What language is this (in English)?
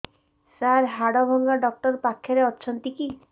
Odia